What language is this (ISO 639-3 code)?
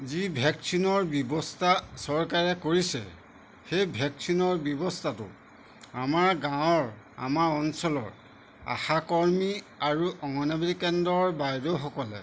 asm